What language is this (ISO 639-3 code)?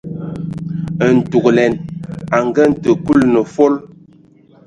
ewo